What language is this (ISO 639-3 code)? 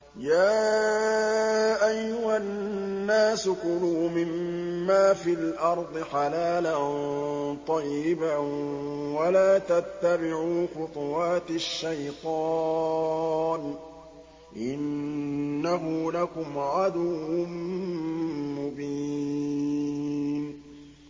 ara